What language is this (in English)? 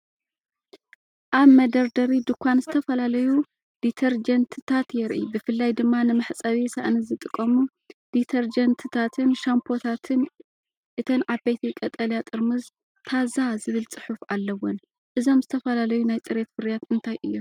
Tigrinya